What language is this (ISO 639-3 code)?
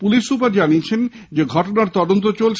ben